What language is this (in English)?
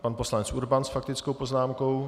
Czech